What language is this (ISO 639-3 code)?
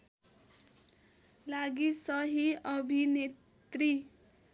nep